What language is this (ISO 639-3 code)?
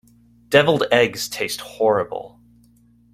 eng